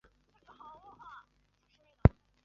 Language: Chinese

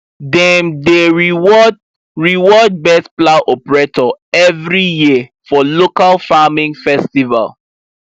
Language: Nigerian Pidgin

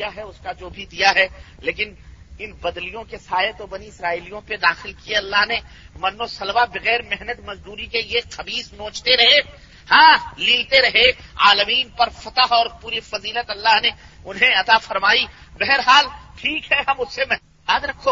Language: Urdu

